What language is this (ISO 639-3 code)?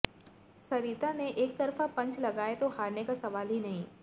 hin